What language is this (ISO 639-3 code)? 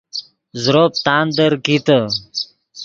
ydg